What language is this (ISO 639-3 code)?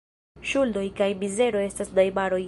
epo